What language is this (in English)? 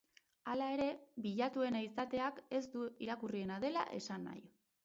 Basque